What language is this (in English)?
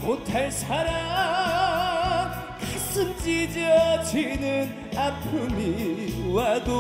Arabic